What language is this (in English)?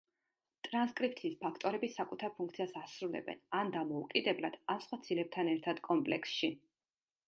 Georgian